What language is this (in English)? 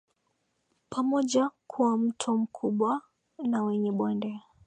Swahili